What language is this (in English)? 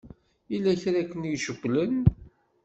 Kabyle